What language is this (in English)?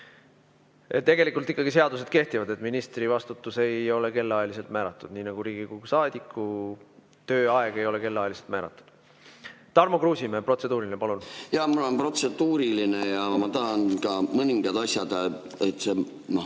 Estonian